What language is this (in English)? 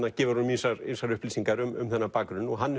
Icelandic